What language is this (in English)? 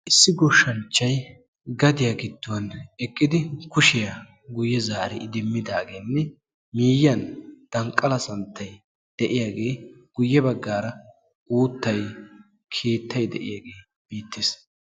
Wolaytta